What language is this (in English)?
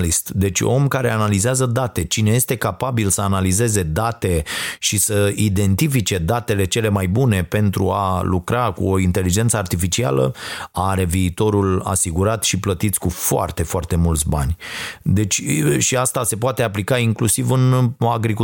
Romanian